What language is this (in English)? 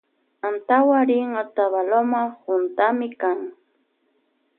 Loja Highland Quichua